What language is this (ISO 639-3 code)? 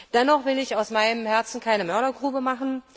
deu